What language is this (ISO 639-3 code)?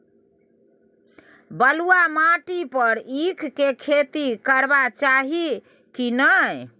mai